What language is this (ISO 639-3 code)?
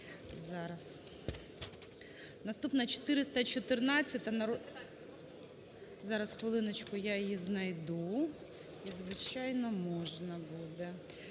ukr